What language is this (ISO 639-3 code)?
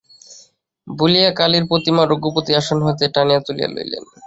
ben